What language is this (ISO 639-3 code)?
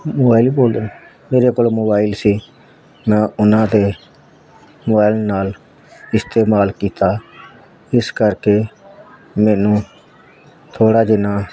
pan